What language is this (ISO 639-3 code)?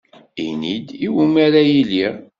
kab